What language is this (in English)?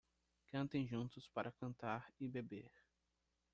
Portuguese